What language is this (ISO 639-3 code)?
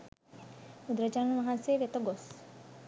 sin